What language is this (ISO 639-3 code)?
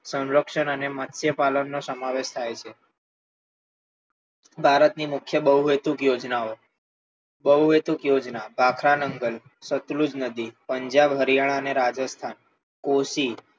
guj